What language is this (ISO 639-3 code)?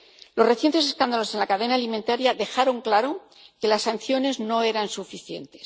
spa